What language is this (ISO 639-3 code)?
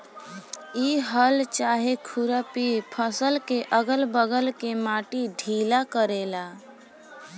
bho